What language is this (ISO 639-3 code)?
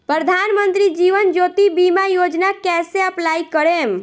bho